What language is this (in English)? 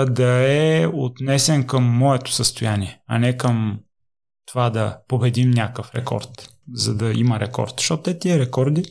Bulgarian